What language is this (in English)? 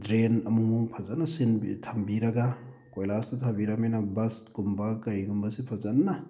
Manipuri